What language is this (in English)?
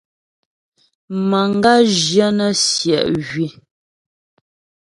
Ghomala